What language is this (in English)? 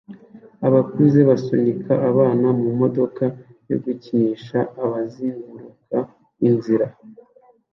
Kinyarwanda